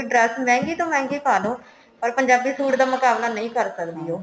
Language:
Punjabi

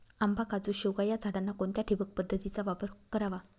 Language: Marathi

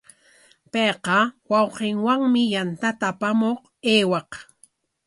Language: Corongo Ancash Quechua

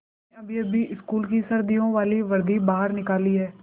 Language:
Hindi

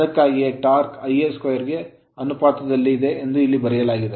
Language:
Kannada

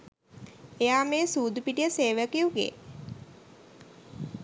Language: Sinhala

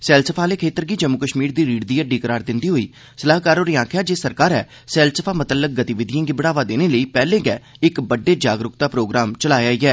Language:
Dogri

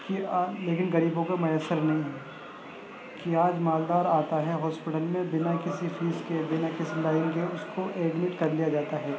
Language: Urdu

